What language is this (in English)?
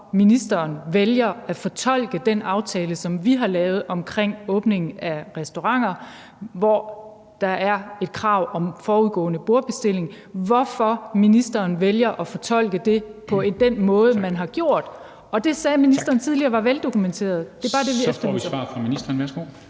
Danish